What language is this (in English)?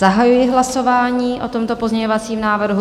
Czech